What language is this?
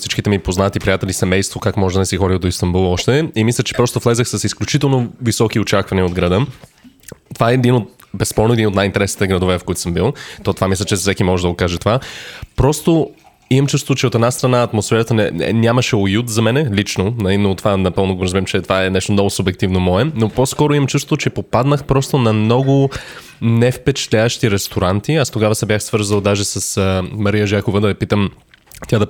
Bulgarian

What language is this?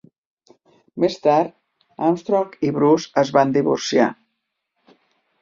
Catalan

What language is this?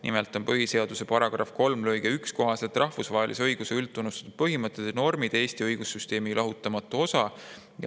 Estonian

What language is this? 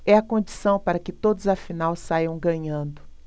Portuguese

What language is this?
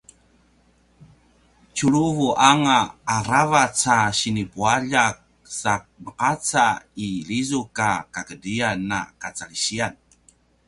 Paiwan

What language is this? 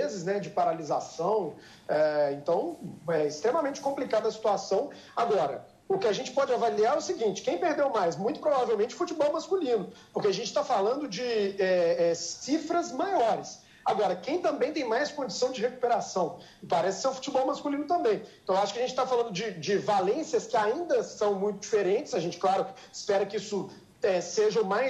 Portuguese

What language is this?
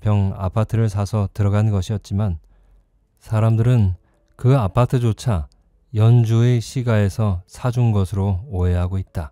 Korean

